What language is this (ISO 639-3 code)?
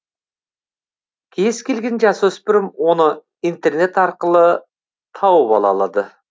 kaz